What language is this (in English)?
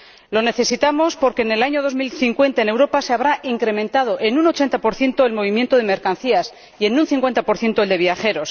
Spanish